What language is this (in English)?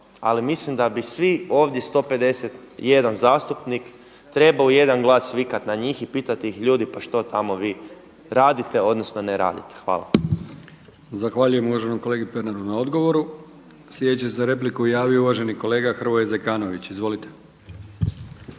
Croatian